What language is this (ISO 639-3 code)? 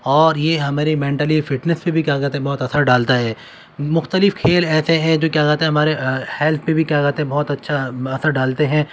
urd